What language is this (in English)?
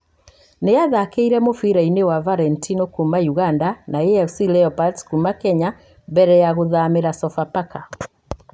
Kikuyu